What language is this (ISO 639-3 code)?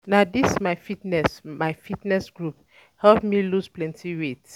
pcm